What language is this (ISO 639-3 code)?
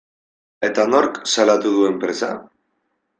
eus